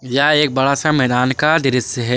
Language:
Hindi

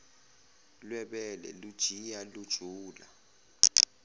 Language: Zulu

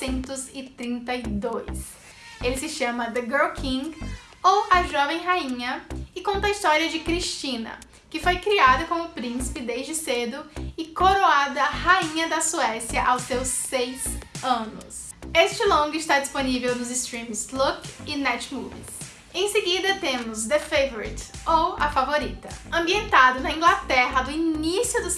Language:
Portuguese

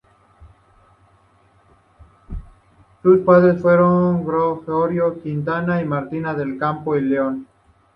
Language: Spanish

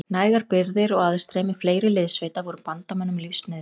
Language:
Icelandic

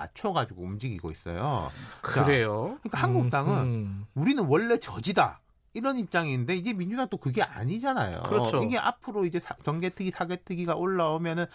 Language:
Korean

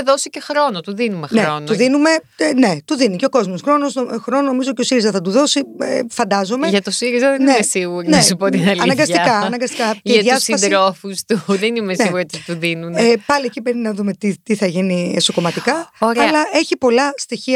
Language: Greek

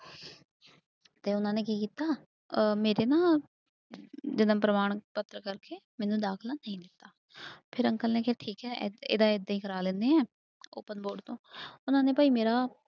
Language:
Punjabi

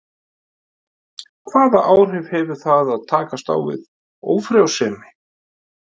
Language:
Icelandic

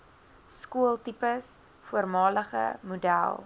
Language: Afrikaans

